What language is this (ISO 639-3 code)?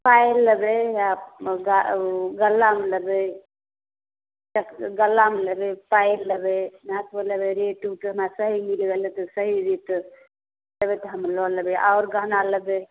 mai